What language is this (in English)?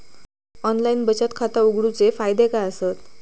Marathi